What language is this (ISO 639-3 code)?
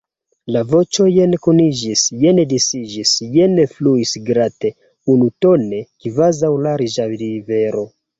epo